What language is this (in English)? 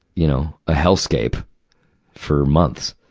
English